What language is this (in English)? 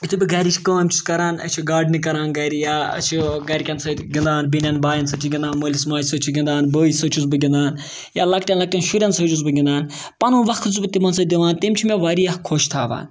Kashmiri